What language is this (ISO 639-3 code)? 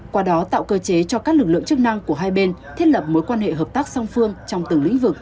vie